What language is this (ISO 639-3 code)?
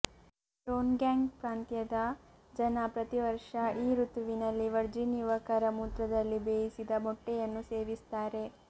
kan